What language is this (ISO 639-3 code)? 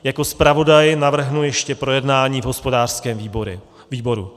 ces